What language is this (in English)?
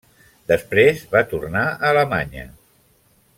Catalan